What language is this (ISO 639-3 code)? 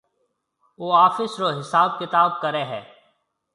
mve